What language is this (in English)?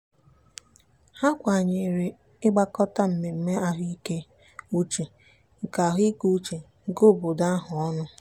Igbo